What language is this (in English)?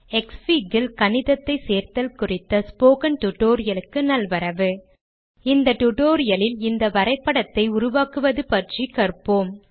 Tamil